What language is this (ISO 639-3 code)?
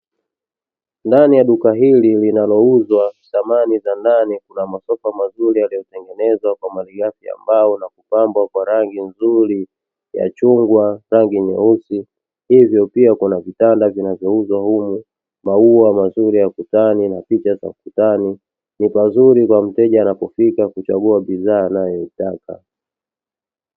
swa